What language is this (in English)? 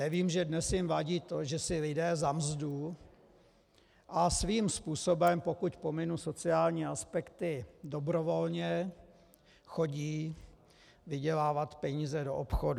Czech